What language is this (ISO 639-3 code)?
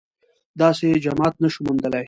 pus